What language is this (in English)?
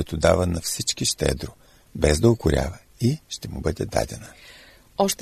Bulgarian